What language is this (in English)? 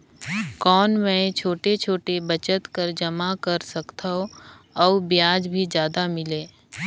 Chhattisgarhi